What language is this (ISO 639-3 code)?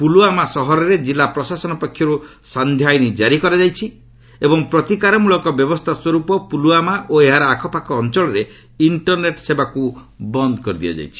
ori